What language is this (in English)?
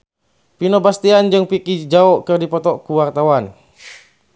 Sundanese